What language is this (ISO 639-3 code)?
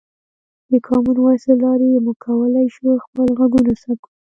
pus